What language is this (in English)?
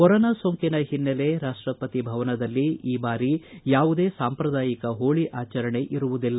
Kannada